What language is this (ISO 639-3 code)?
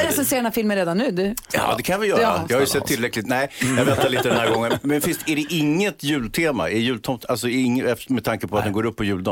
swe